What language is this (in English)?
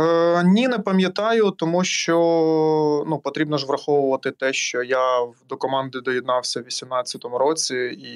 Ukrainian